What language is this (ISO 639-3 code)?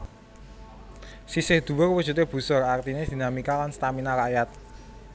jav